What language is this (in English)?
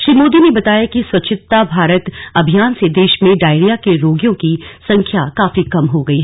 Hindi